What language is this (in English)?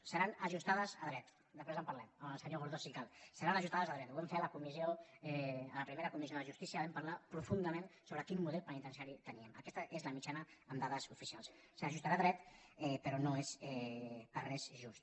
Catalan